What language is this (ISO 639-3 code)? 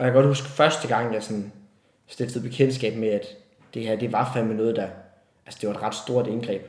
dan